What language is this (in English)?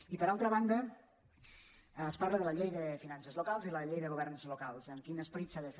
Catalan